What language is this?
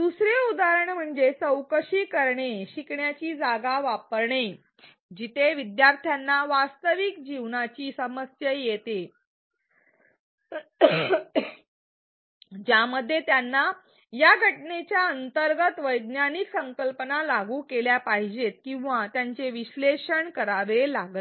Marathi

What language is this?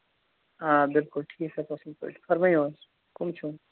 Kashmiri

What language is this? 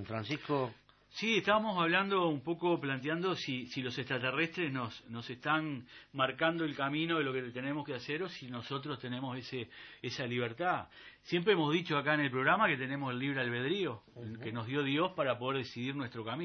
Spanish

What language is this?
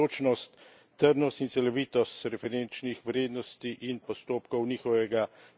Slovenian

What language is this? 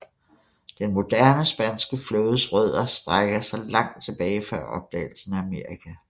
Danish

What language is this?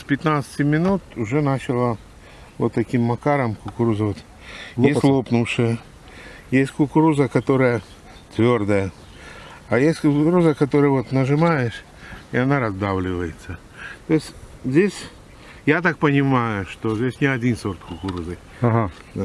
Russian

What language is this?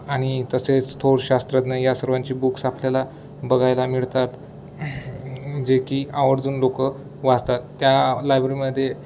Marathi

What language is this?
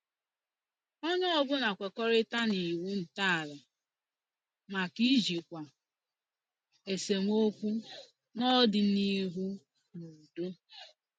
Igbo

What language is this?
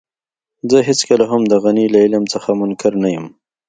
Pashto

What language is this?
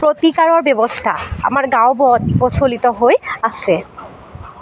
Assamese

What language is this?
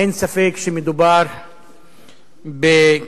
Hebrew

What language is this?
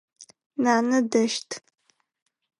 Adyghe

